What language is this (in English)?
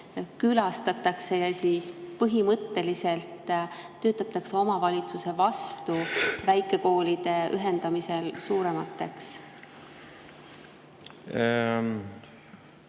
Estonian